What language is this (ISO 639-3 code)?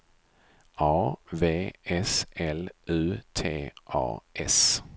swe